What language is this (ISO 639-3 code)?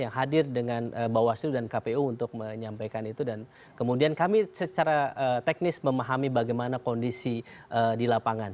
ind